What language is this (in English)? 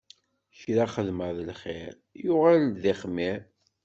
Kabyle